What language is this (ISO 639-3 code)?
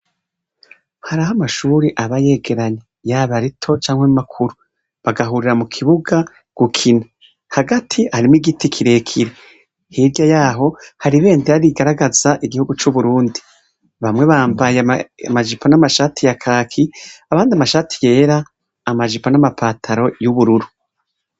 run